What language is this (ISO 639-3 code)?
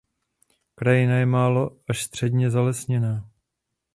ces